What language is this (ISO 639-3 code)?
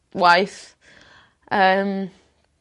cym